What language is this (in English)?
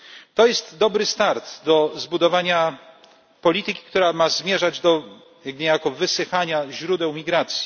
Polish